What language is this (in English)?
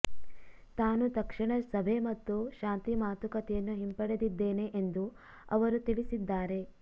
Kannada